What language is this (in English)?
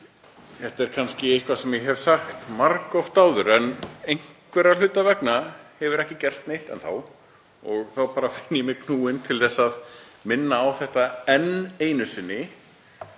Icelandic